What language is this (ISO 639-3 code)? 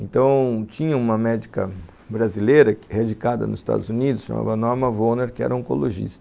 por